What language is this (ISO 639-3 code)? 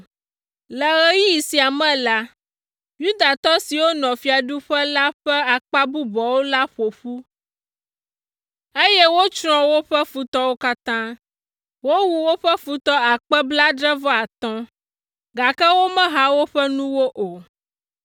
ewe